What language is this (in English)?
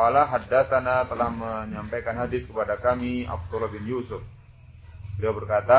Indonesian